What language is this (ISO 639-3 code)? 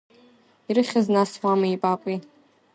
abk